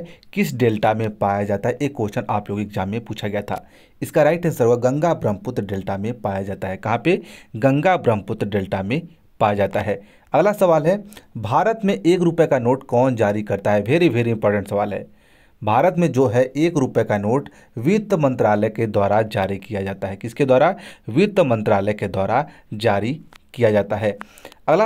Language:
Hindi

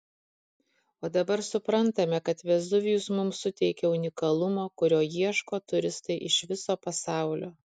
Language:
Lithuanian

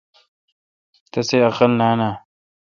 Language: Kalkoti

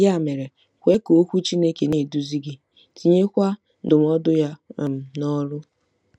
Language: Igbo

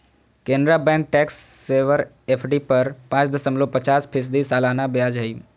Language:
Magahi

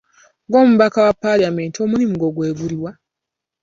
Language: Ganda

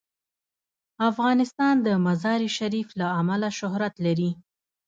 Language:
Pashto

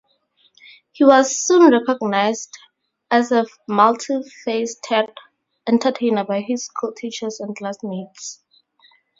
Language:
English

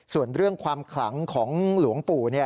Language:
Thai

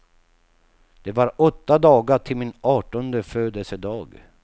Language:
Swedish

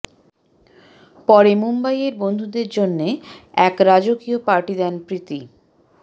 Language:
Bangla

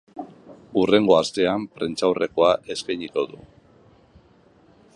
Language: Basque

